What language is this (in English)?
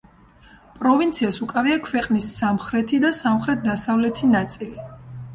Georgian